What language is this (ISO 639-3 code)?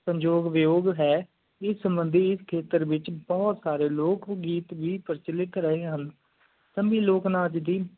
pan